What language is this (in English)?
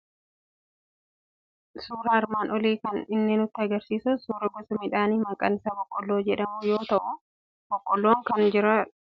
Oromo